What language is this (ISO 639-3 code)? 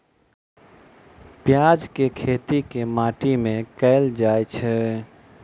mai